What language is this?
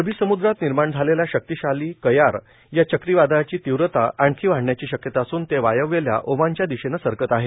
Marathi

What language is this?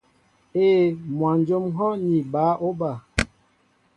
Mbo (Cameroon)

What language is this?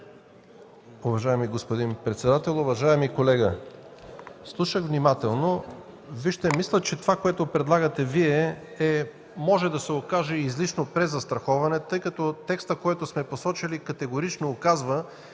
Bulgarian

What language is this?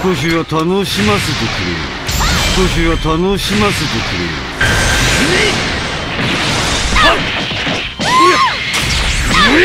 Japanese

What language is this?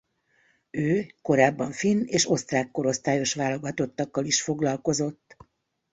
Hungarian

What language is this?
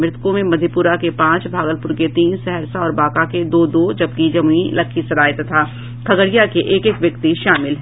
Hindi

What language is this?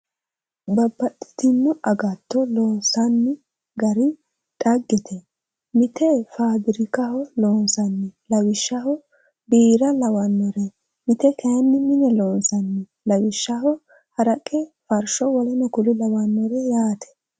Sidamo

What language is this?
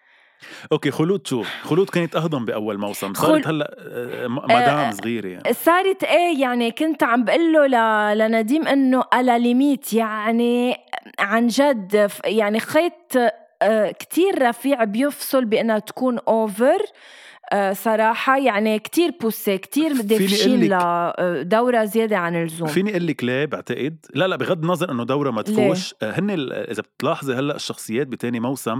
Arabic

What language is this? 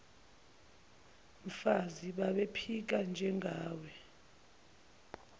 Zulu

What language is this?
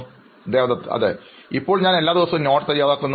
Malayalam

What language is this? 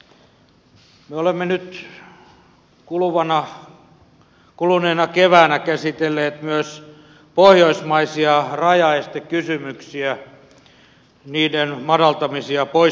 Finnish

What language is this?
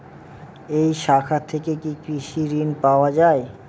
Bangla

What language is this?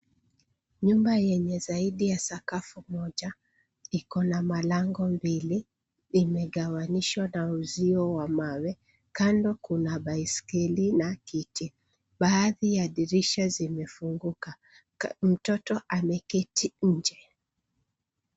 Swahili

